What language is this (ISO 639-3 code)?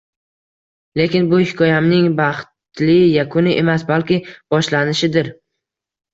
uzb